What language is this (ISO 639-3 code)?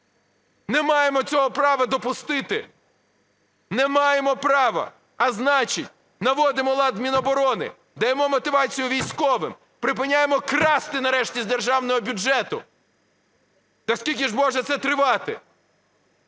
ukr